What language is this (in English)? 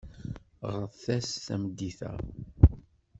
Kabyle